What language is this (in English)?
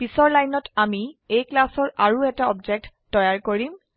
Assamese